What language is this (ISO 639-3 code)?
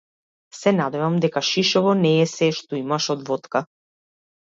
mkd